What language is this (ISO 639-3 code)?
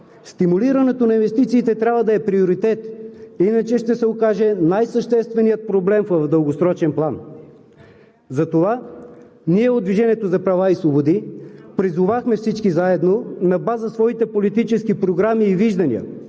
bul